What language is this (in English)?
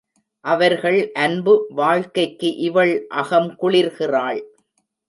Tamil